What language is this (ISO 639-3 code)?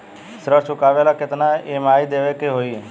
bho